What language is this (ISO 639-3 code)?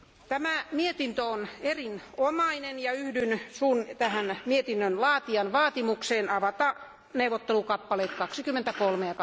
fin